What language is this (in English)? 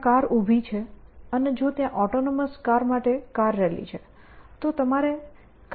Gujarati